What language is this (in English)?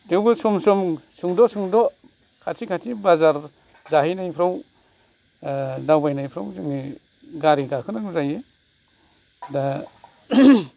Bodo